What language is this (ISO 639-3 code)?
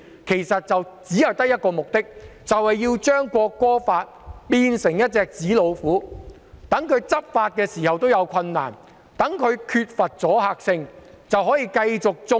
yue